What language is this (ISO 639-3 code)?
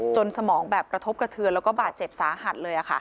tha